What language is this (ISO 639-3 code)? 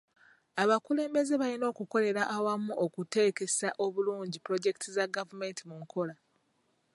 lug